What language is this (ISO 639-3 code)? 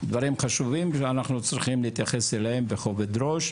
heb